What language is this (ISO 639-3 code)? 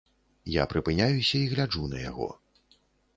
bel